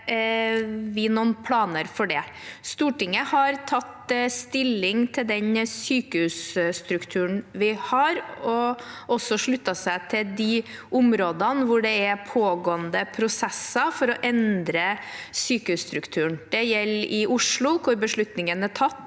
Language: Norwegian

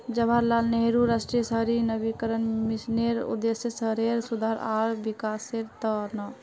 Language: Magahi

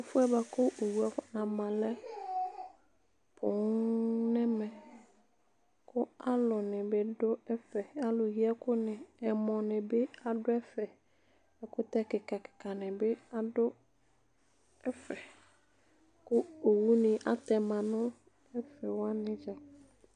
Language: Ikposo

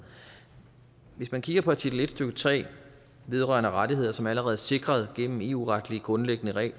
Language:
Danish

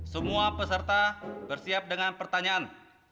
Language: Indonesian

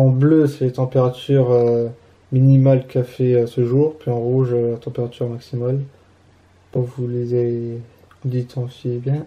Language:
French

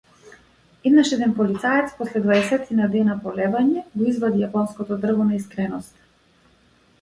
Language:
Macedonian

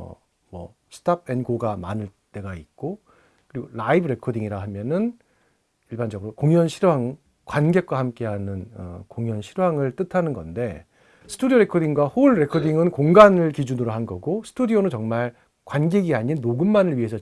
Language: Korean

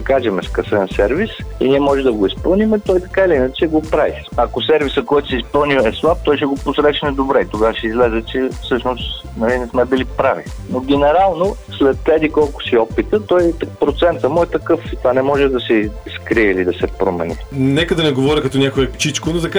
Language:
Bulgarian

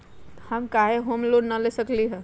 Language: Magahi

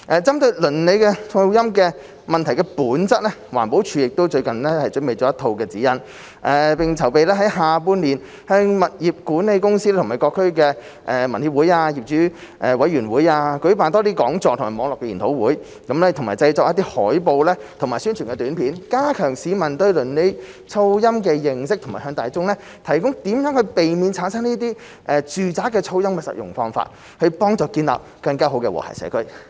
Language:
Cantonese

